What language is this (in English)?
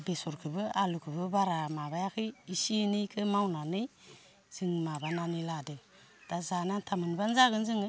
Bodo